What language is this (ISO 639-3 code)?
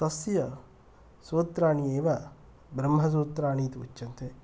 san